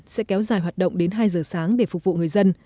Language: Vietnamese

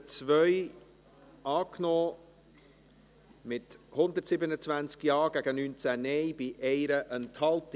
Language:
Swiss German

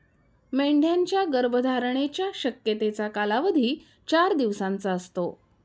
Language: Marathi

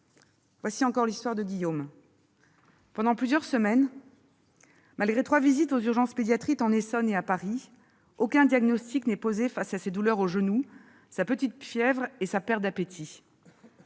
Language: French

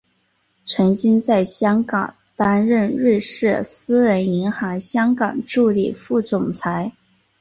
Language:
Chinese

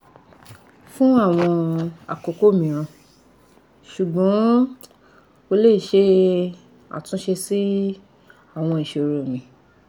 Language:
Yoruba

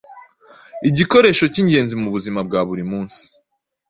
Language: Kinyarwanda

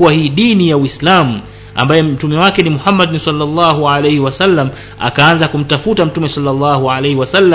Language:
Swahili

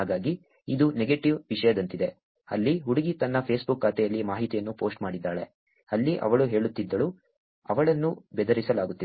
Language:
Kannada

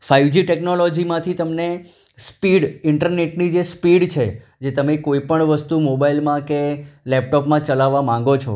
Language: Gujarati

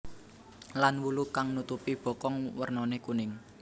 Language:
Javanese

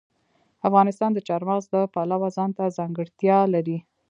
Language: Pashto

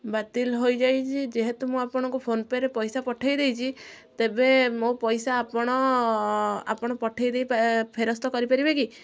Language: Odia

